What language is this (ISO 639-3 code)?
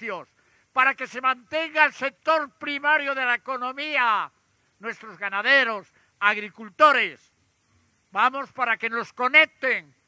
spa